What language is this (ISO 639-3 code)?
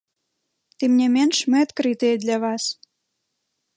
bel